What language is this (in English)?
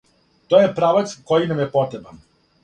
Serbian